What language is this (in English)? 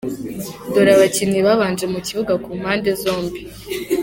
Kinyarwanda